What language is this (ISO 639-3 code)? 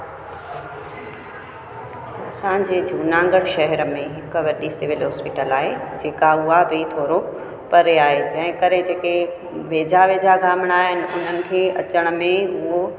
snd